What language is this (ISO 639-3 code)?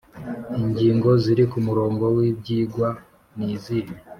kin